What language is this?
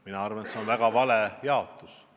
Estonian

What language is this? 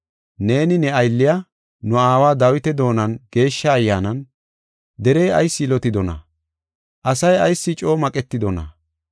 Gofa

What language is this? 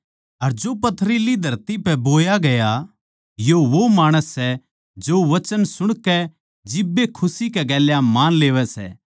Haryanvi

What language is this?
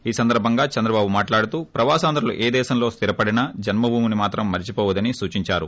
Telugu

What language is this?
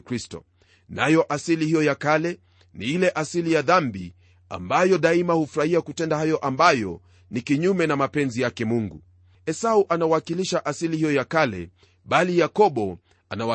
Swahili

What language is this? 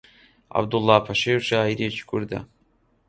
Central Kurdish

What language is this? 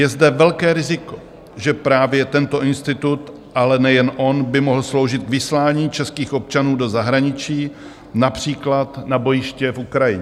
Czech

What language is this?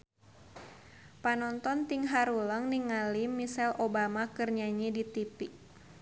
Sundanese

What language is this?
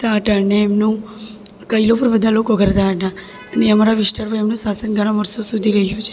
Gujarati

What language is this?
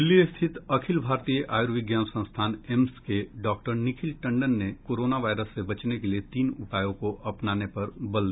Hindi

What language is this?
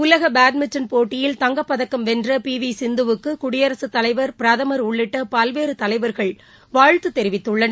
Tamil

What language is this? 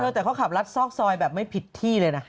Thai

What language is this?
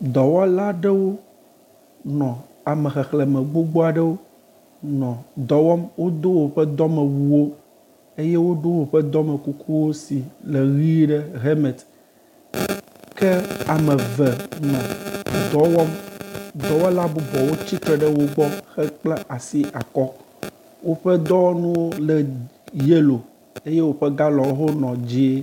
Ewe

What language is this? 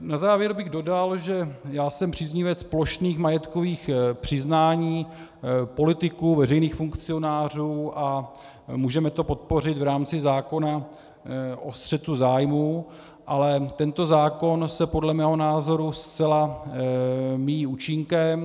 Czech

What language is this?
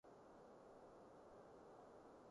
Cantonese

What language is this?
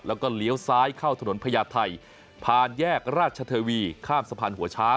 Thai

